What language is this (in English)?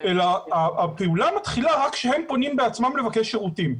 Hebrew